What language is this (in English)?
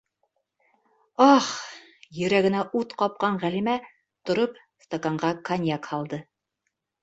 Bashkir